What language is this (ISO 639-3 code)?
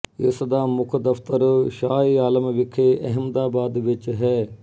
pan